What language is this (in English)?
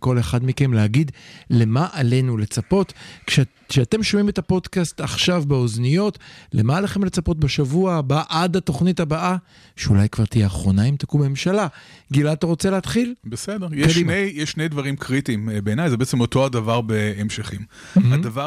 Hebrew